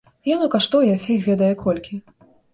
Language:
Belarusian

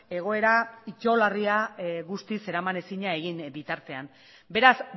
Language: Basque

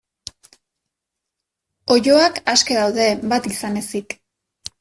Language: Basque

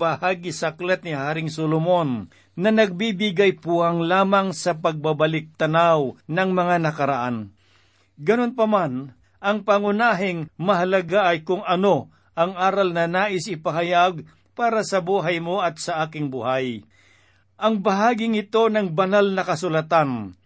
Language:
Filipino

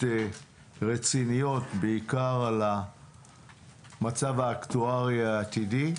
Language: Hebrew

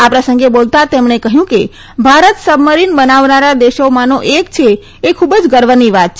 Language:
Gujarati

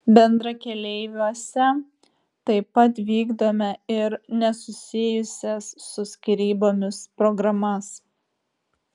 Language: Lithuanian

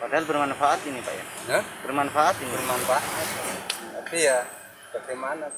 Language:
Indonesian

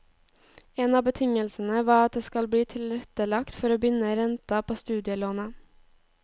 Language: Norwegian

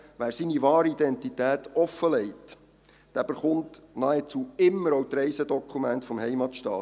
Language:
Swiss German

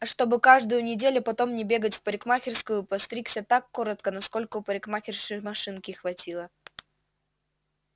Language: Russian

